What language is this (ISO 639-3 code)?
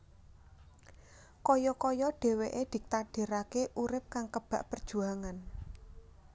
jav